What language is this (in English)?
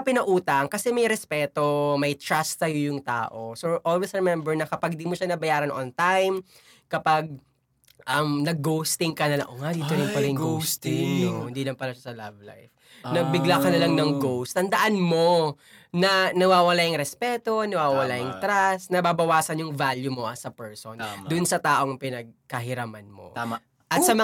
Filipino